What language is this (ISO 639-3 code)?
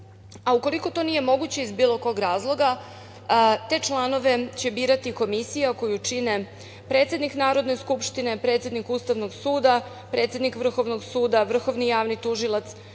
srp